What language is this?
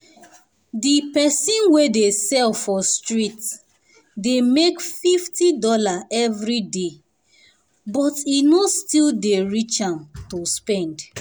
Nigerian Pidgin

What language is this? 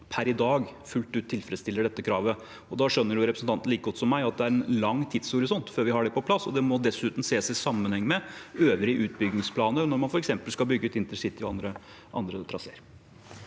Norwegian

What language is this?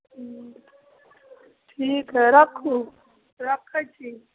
Maithili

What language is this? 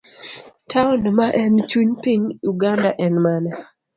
Luo (Kenya and Tanzania)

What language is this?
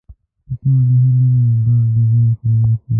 Pashto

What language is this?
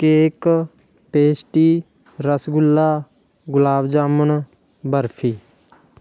Punjabi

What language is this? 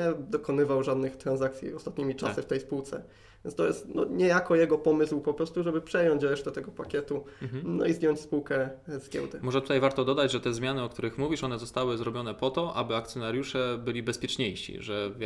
Polish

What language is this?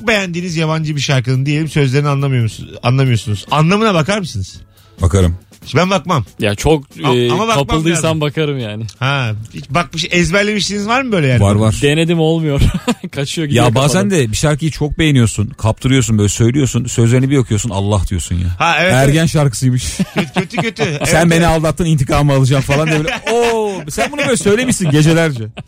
Turkish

